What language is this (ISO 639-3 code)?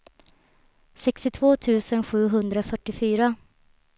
swe